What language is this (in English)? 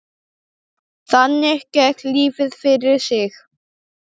Icelandic